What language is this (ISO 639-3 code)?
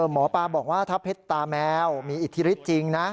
tha